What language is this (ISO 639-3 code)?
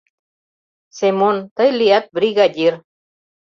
chm